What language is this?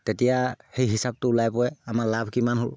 Assamese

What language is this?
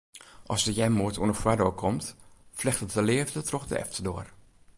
Western Frisian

